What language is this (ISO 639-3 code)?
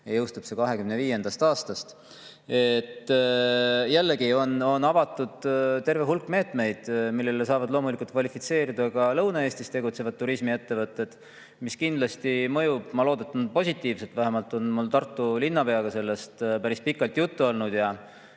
est